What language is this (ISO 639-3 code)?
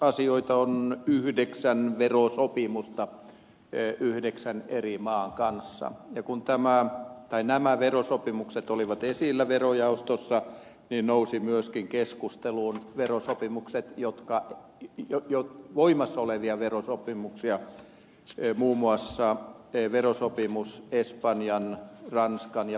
fin